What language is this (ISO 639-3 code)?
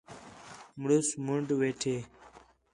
xhe